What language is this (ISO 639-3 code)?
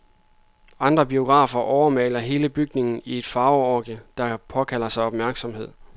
dan